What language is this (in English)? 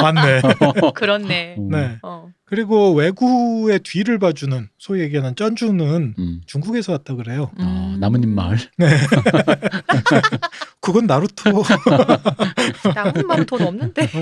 Korean